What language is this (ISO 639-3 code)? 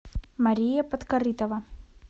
rus